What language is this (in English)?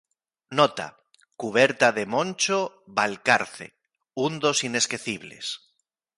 Galician